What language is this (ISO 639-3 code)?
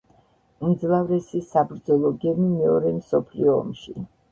kat